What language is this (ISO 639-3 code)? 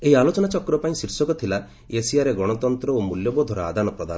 ori